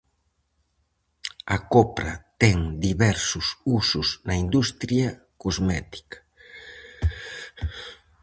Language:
Galician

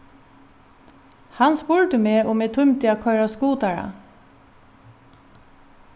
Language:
Faroese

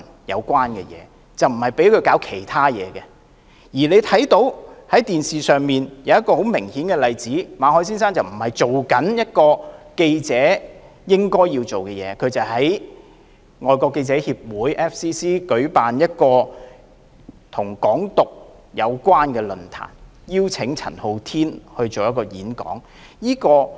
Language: Cantonese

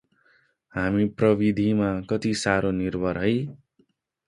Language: Nepali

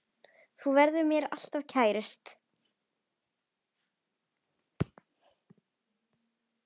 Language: Icelandic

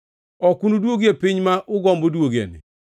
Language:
Luo (Kenya and Tanzania)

